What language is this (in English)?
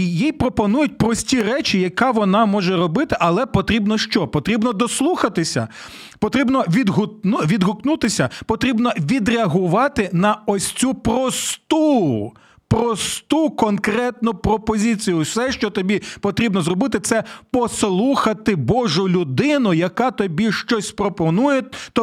Ukrainian